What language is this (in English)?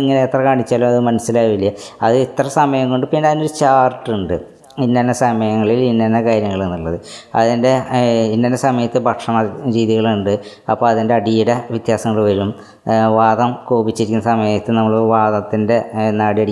Malayalam